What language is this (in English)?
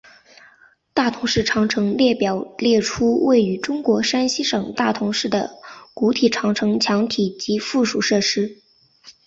Chinese